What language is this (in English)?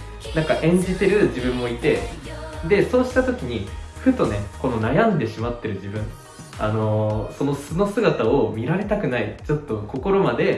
Japanese